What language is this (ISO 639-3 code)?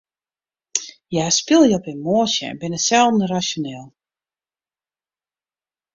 fry